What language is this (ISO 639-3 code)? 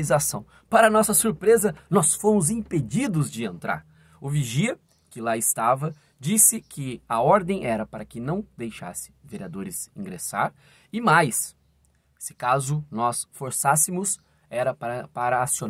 por